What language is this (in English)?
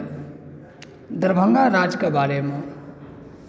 Maithili